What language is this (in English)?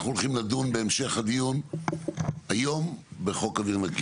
Hebrew